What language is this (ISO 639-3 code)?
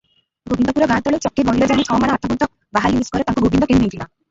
ori